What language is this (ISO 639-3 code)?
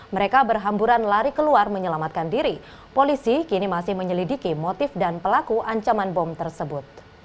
ind